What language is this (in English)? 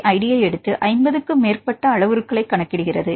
Tamil